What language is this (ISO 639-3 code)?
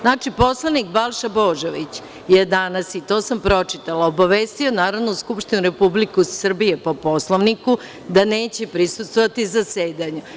srp